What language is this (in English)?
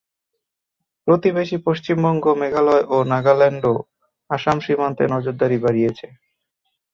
Bangla